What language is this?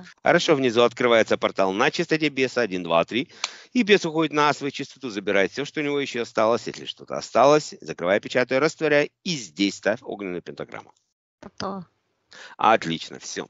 Russian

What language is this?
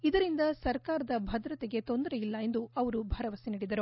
Kannada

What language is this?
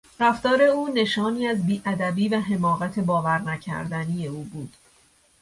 Persian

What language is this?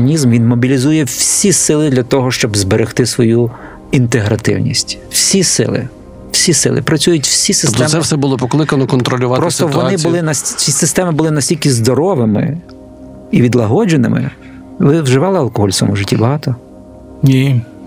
Ukrainian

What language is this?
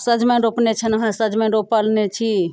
Maithili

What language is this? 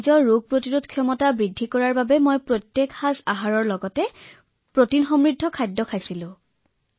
Assamese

